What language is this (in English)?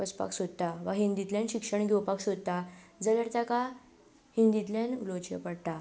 Konkani